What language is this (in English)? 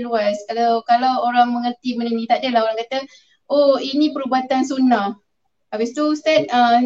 Malay